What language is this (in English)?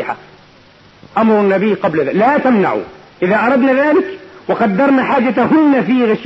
Arabic